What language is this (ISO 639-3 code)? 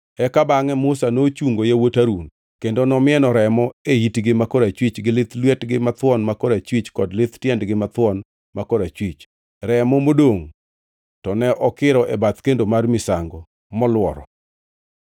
luo